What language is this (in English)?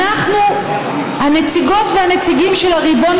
Hebrew